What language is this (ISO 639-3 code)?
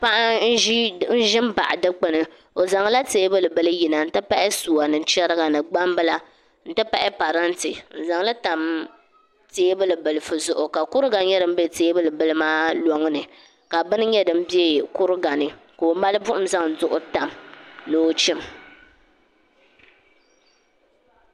dag